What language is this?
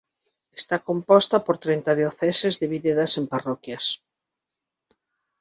Galician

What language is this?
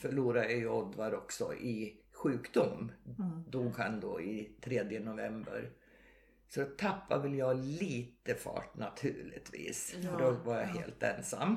Swedish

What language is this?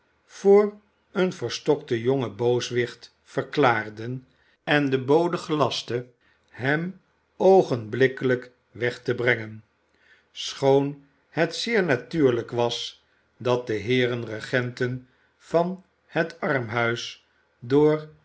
Dutch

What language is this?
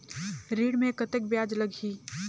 Chhattisgarhi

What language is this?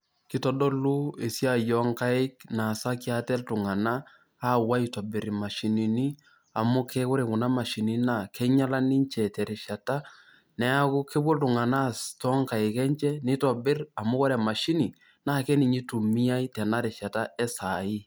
Masai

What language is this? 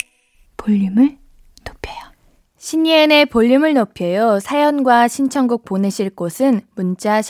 Korean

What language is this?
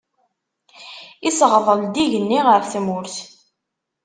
Kabyle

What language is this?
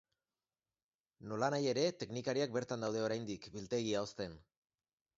Basque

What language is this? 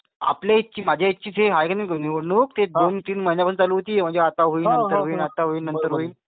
Marathi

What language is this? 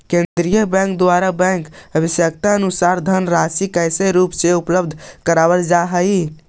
Magahi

